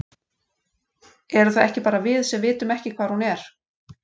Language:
Icelandic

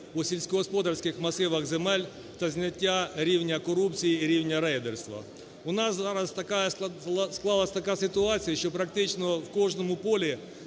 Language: Ukrainian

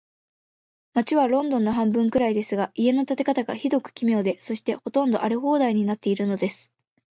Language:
Japanese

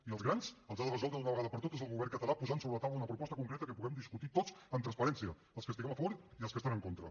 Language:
Catalan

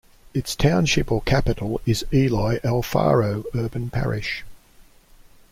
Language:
English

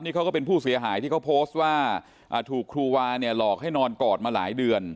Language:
Thai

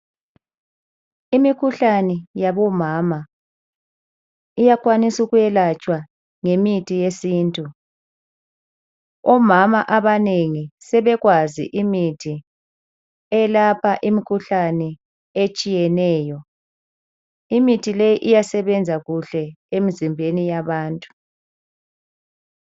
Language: North Ndebele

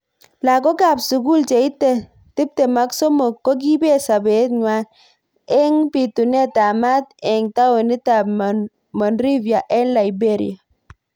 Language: Kalenjin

